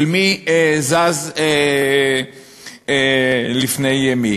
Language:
Hebrew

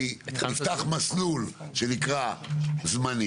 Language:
Hebrew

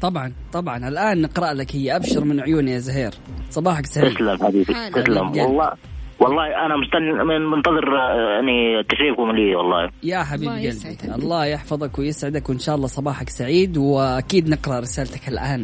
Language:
Arabic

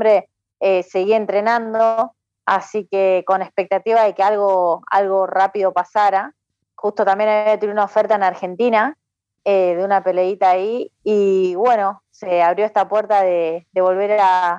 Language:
Spanish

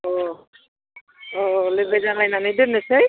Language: Bodo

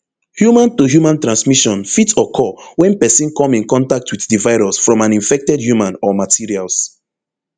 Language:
Nigerian Pidgin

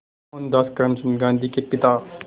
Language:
Hindi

